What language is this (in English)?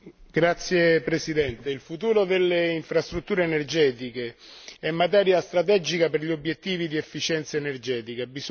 Italian